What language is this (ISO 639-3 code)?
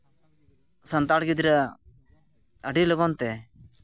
sat